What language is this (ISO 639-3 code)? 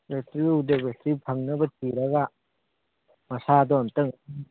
mni